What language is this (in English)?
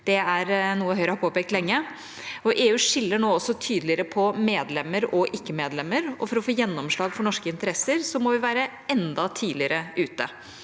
Norwegian